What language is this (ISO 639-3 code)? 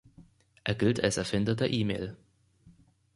deu